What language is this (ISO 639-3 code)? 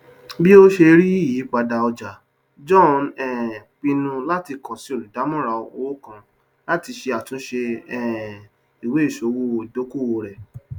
yor